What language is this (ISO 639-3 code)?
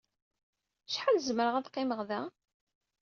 kab